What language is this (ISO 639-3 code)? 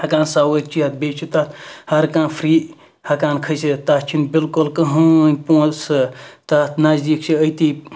kas